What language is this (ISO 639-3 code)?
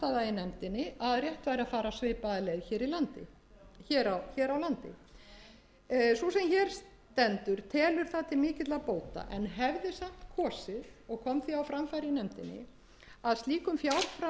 isl